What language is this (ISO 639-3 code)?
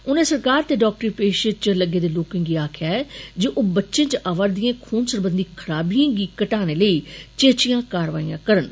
doi